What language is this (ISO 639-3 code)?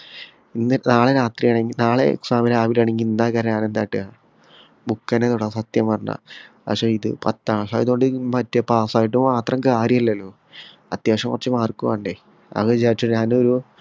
mal